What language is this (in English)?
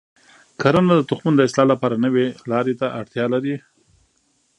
Pashto